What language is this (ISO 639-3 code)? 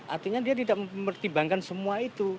ind